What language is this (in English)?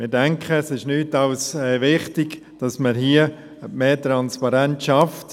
Swiss German